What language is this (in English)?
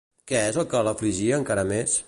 Catalan